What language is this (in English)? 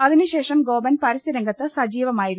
Malayalam